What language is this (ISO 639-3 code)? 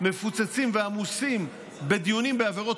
heb